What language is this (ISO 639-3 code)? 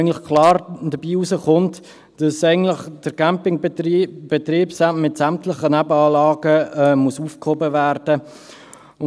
gsw